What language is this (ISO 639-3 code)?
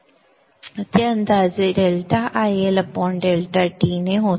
mar